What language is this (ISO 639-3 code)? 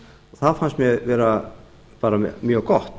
isl